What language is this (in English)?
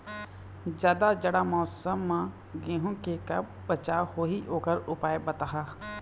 Chhattisgarhi